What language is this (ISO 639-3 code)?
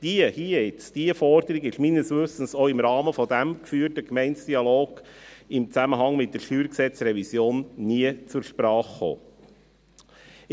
gsw